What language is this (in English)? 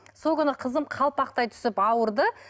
Kazakh